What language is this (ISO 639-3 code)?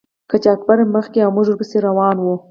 pus